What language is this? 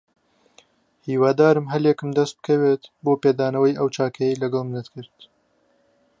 Central Kurdish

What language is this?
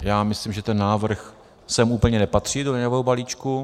Czech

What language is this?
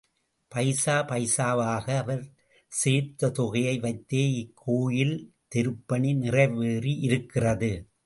Tamil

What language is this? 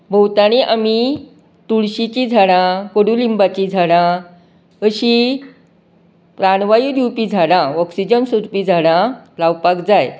Konkani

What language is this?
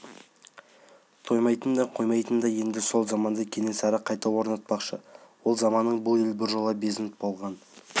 Kazakh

